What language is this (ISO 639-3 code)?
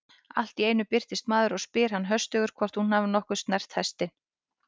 isl